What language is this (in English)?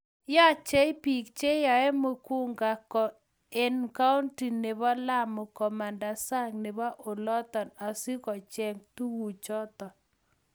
Kalenjin